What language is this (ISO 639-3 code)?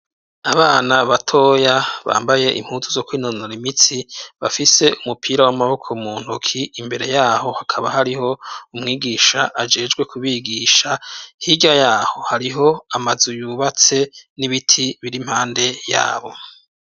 run